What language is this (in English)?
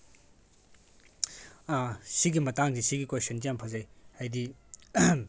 Manipuri